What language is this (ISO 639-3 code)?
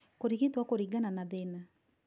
kik